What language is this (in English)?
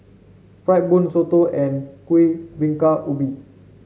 English